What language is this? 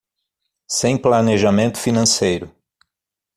Portuguese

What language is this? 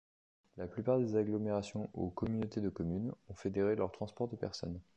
French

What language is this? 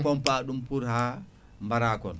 Fula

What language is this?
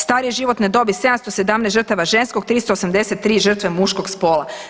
Croatian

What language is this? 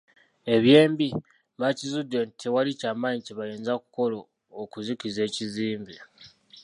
Ganda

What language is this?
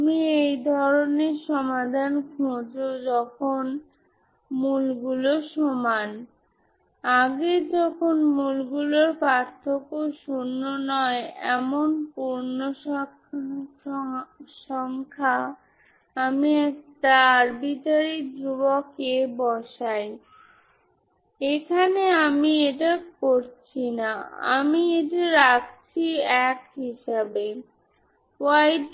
Bangla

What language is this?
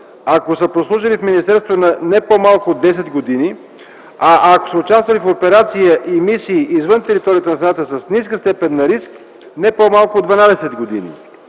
Bulgarian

